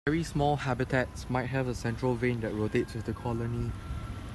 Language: English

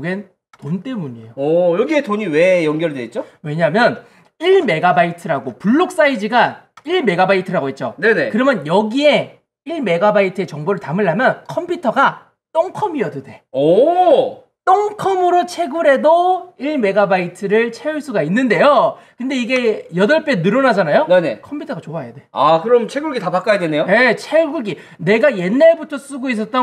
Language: Korean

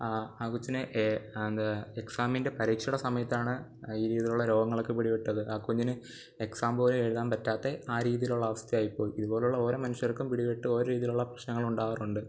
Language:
Malayalam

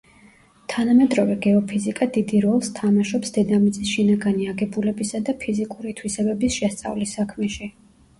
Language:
Georgian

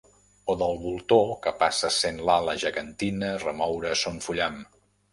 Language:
Catalan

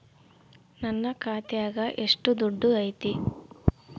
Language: Kannada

